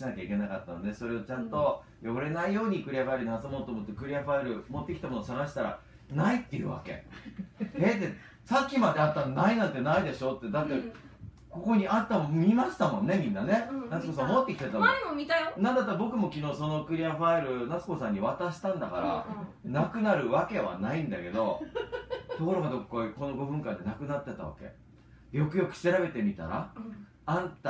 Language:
Japanese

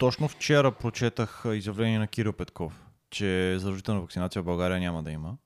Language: Bulgarian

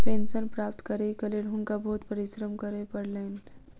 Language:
Maithili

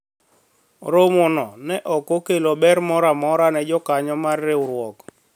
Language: Luo (Kenya and Tanzania)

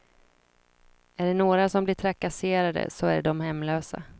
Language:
Swedish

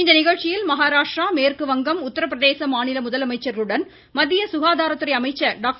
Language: Tamil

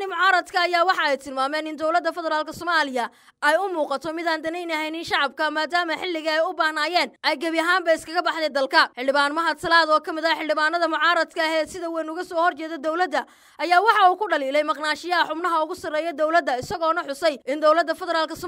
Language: Arabic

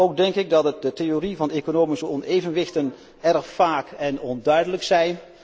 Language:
Dutch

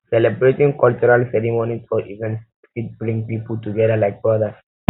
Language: Nigerian Pidgin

